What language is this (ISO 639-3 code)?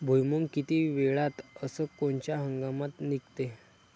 mar